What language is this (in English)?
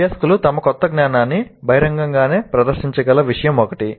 Telugu